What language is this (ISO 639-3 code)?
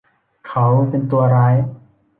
tha